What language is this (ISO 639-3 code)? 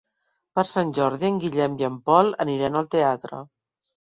cat